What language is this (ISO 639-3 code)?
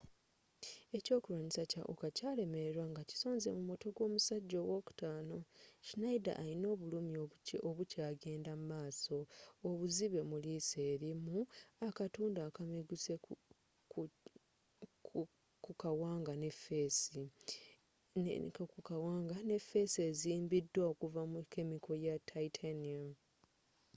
lug